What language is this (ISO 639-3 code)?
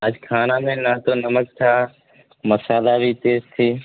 urd